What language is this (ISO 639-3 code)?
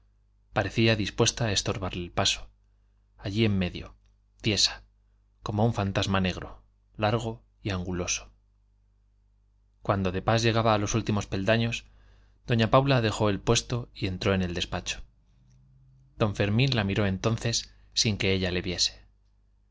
spa